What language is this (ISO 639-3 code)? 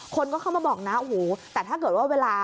tha